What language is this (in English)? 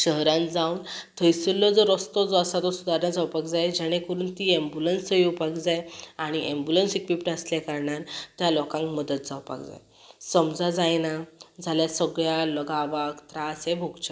Konkani